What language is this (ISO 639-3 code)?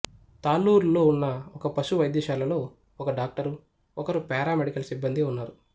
tel